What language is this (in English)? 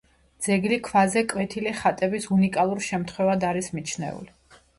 Georgian